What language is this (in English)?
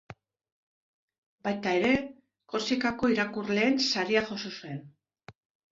Basque